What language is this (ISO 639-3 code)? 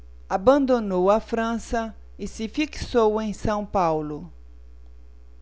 por